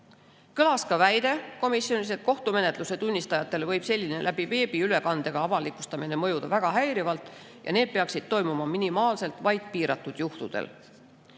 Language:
Estonian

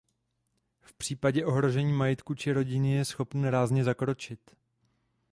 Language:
Czech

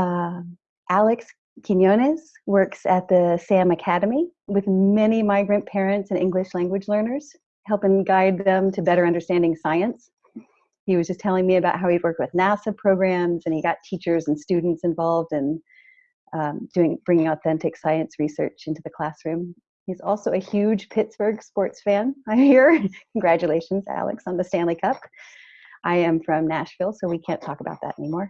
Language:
English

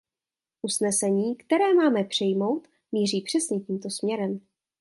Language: Czech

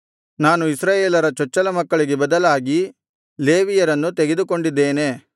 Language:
Kannada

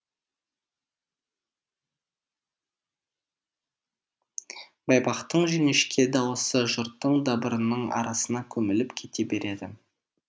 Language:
Kazakh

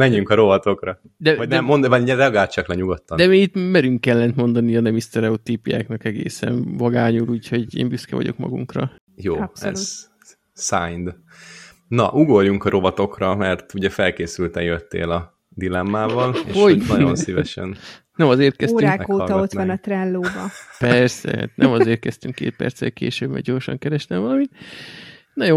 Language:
Hungarian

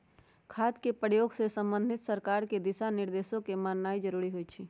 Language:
Magahi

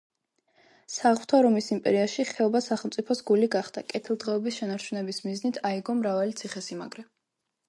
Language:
Georgian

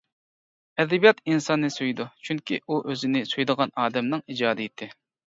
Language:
Uyghur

